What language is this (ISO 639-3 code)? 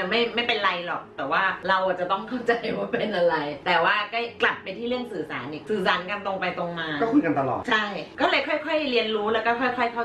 tha